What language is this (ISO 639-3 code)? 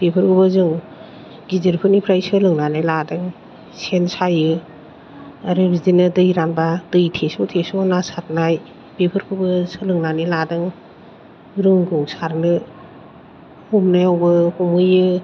brx